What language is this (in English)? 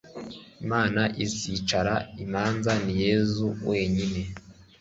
Kinyarwanda